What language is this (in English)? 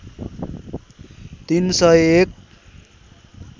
Nepali